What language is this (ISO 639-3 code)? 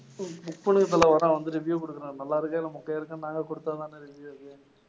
tam